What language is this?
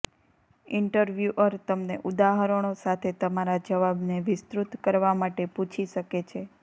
Gujarati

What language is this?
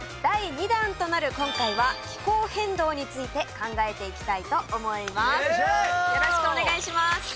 Japanese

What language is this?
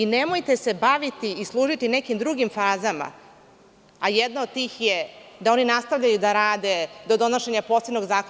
Serbian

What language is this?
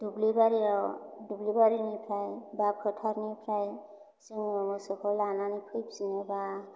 Bodo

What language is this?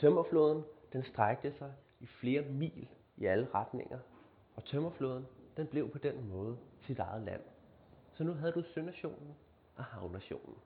Danish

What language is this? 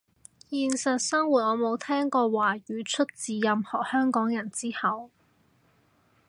Cantonese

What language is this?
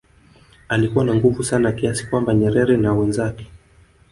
Swahili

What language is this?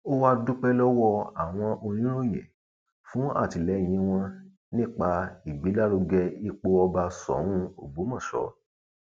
Yoruba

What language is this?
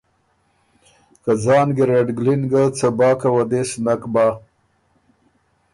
Ormuri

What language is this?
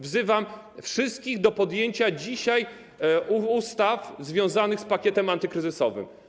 Polish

